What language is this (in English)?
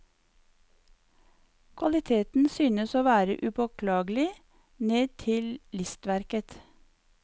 Norwegian